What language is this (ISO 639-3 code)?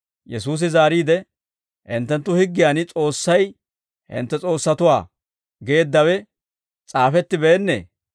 dwr